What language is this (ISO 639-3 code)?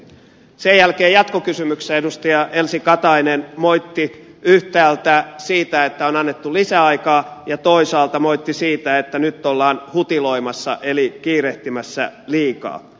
fin